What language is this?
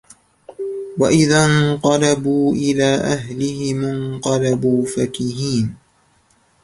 Arabic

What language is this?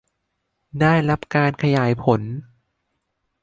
Thai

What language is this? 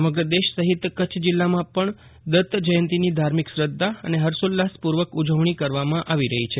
Gujarati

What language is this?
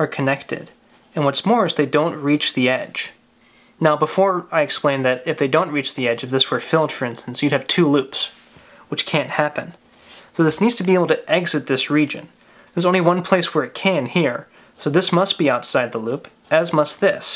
English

